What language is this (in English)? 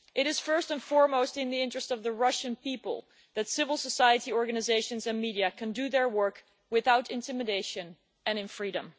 English